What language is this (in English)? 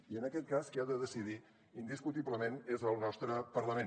Catalan